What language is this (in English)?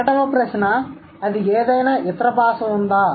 Telugu